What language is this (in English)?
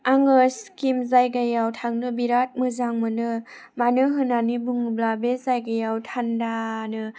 Bodo